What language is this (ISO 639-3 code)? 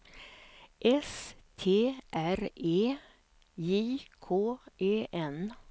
swe